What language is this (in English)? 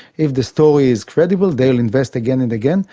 English